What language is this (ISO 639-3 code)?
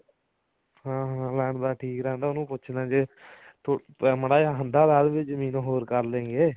pan